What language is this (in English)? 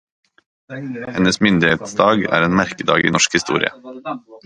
Norwegian Bokmål